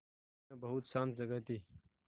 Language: Hindi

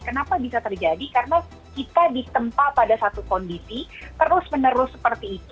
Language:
Indonesian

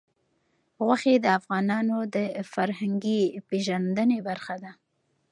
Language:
Pashto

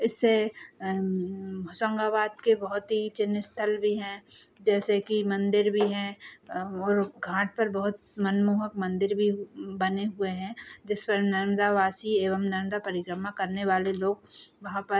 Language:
Hindi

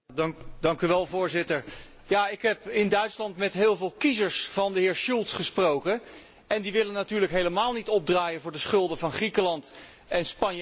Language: Dutch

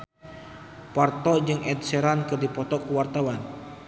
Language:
Sundanese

